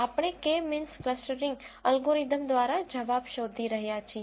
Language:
Gujarati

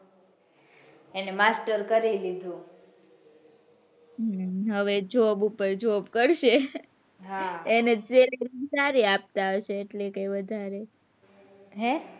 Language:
Gujarati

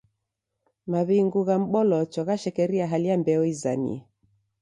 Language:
Taita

